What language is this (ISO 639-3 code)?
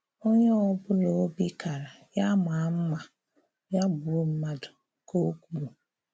ibo